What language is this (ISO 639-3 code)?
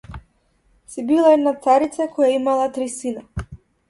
mkd